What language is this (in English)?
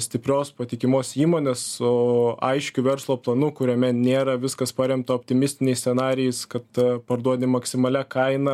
Lithuanian